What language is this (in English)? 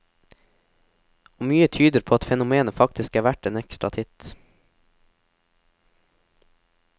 Norwegian